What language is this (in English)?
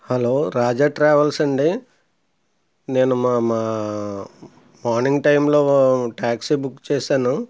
Telugu